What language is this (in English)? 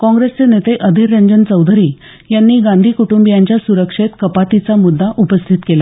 Marathi